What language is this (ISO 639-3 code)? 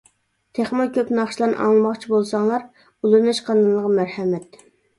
uig